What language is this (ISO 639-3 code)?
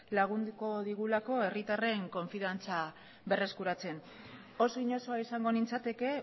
eus